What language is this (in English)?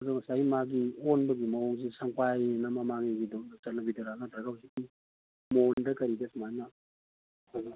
Manipuri